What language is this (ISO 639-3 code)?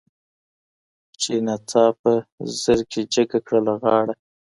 pus